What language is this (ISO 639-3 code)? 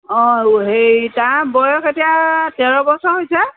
asm